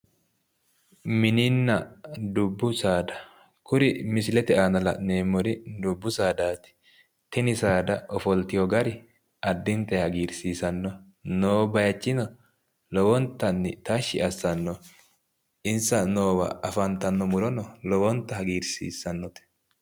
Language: Sidamo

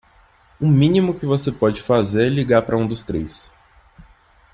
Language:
Portuguese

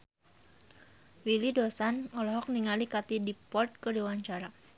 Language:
Sundanese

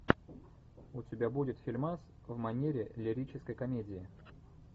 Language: Russian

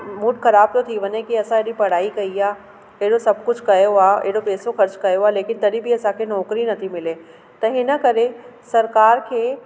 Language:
Sindhi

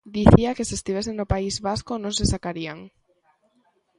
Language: Galician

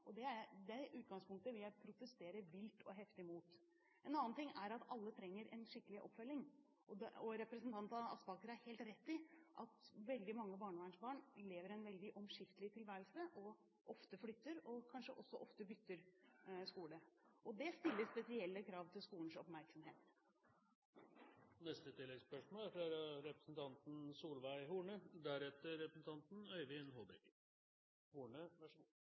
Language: Norwegian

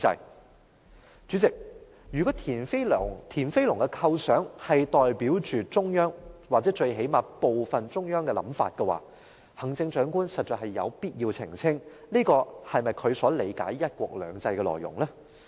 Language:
Cantonese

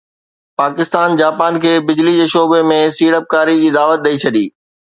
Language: Sindhi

